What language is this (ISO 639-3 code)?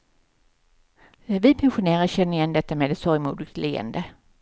swe